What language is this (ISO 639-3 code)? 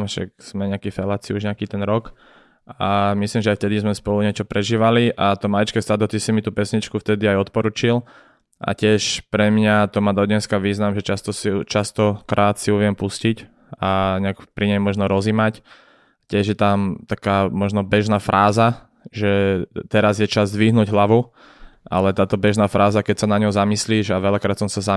slk